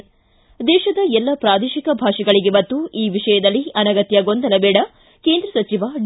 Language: Kannada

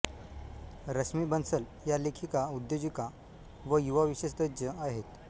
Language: Marathi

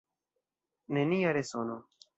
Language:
Esperanto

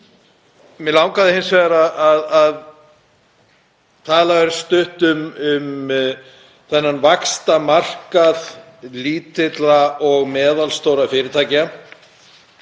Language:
Icelandic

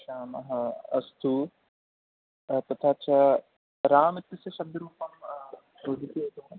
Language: Sanskrit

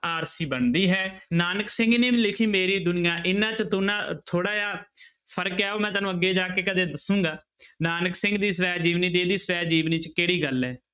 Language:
Punjabi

